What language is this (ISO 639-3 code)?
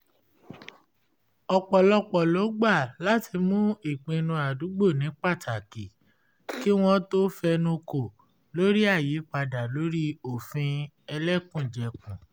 yor